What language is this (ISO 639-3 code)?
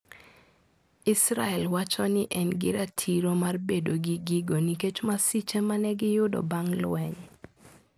luo